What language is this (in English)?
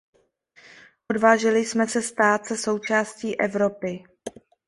Czech